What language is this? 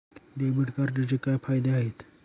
Marathi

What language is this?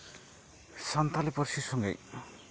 Santali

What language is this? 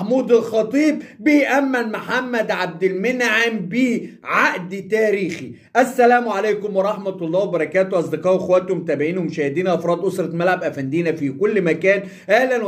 Arabic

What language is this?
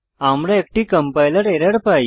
Bangla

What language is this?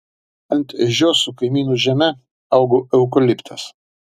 Lithuanian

